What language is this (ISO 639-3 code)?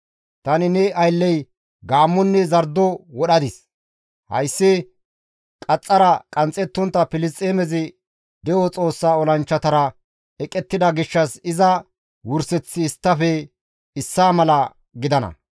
gmv